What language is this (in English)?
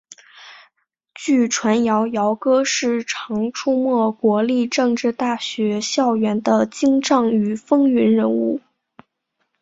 Chinese